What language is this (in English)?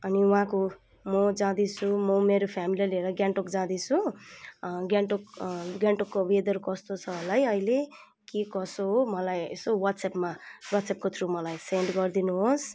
Nepali